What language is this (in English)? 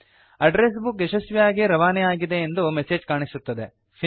Kannada